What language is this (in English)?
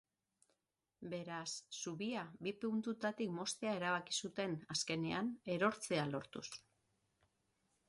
Basque